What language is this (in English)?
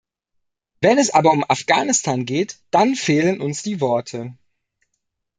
German